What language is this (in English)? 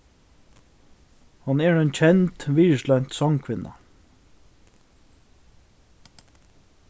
Faroese